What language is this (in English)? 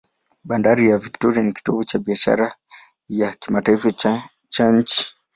Swahili